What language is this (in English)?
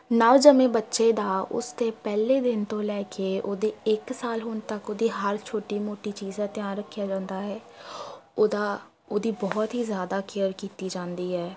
Punjabi